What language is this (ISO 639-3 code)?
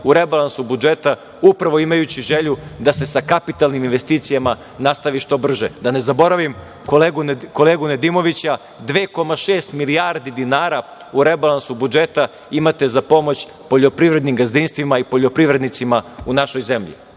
srp